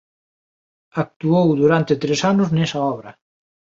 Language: Galician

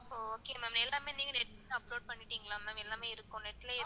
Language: Tamil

